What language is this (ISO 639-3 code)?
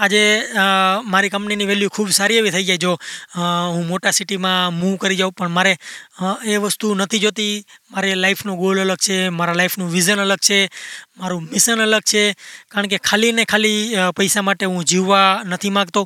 guj